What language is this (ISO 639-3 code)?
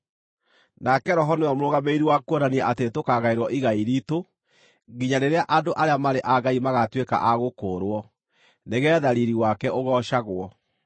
kik